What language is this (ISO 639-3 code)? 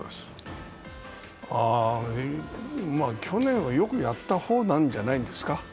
jpn